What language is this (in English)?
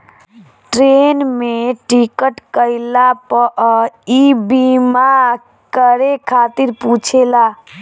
Bhojpuri